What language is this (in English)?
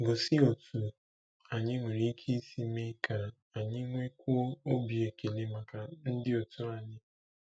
Igbo